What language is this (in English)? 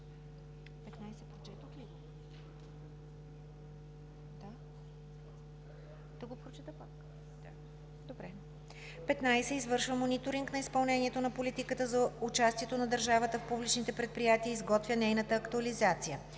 Bulgarian